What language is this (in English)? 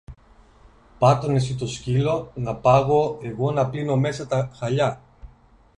Greek